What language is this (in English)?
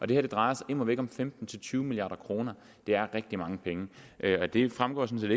Danish